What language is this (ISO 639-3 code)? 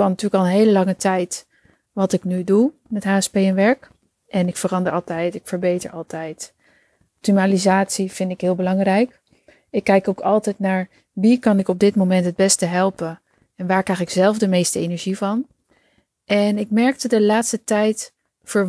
nld